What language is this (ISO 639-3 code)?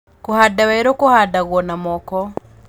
kik